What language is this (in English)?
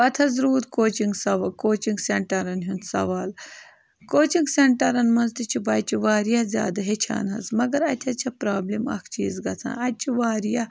Kashmiri